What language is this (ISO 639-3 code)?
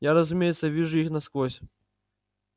rus